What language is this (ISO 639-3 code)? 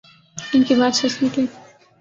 urd